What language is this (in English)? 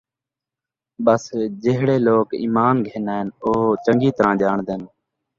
Saraiki